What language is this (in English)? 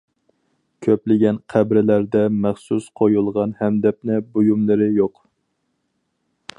Uyghur